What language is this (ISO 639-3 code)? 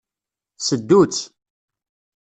kab